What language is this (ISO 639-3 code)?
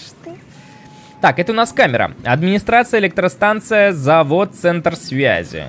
rus